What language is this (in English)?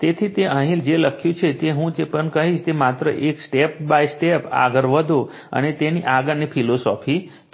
Gujarati